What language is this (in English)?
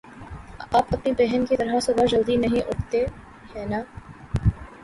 Urdu